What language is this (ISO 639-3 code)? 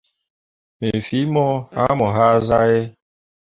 mua